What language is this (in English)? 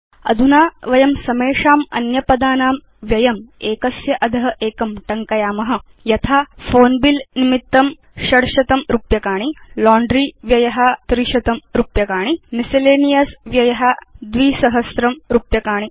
Sanskrit